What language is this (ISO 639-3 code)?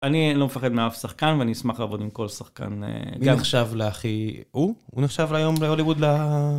heb